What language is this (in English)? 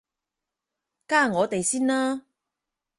Cantonese